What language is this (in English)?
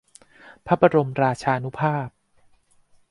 Thai